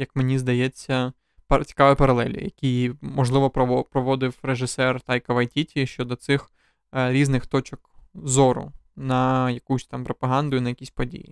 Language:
Ukrainian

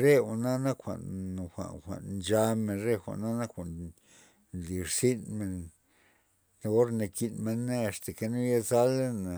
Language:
Loxicha Zapotec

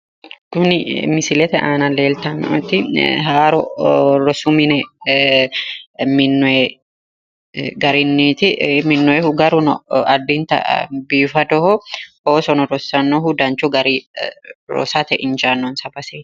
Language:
Sidamo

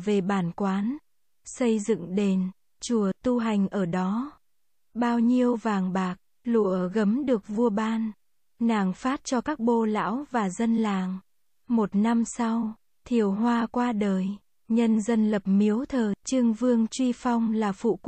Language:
Vietnamese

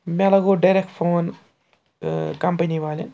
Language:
Kashmiri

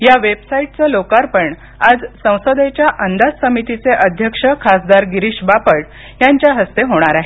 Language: Marathi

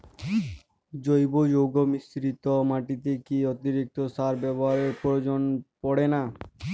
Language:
Bangla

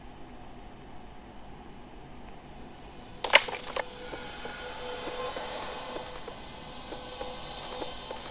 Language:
Romanian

